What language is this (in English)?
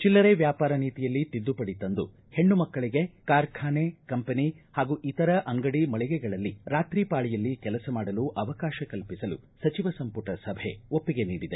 Kannada